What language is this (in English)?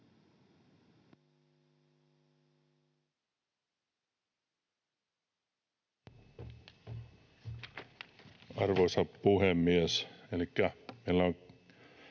Finnish